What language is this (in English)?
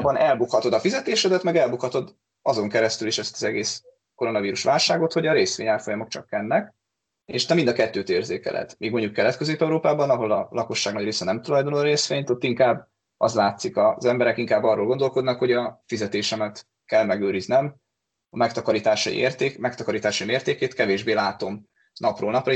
Hungarian